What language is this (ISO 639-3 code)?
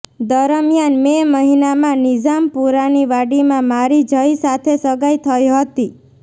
guj